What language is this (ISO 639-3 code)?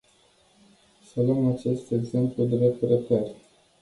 ron